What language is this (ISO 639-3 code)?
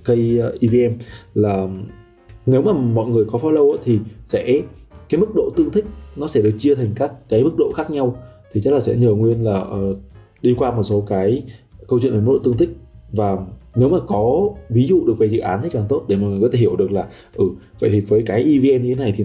vie